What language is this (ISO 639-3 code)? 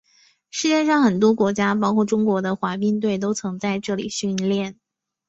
zho